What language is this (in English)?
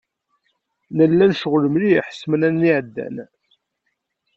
Kabyle